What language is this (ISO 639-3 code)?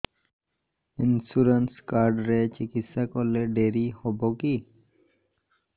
ori